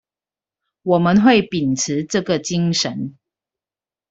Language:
Chinese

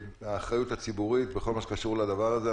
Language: Hebrew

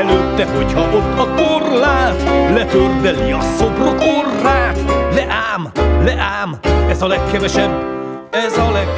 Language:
Hungarian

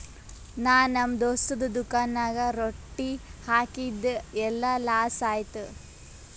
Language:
Kannada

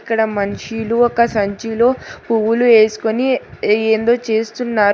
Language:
Telugu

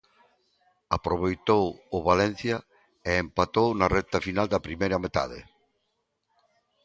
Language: Galician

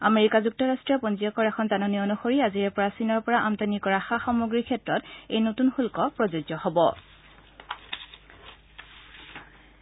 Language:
Assamese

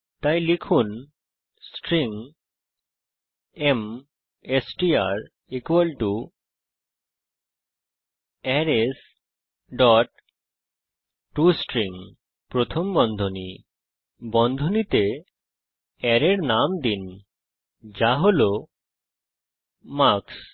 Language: Bangla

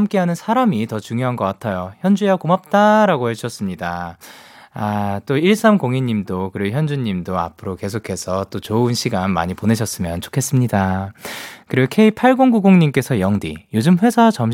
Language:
Korean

